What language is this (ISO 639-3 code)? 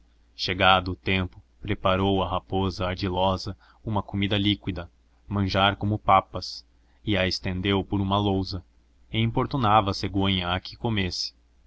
por